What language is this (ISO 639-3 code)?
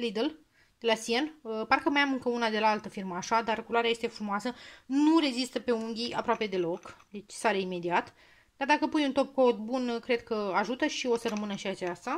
ron